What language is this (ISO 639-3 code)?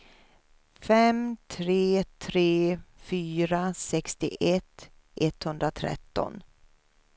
swe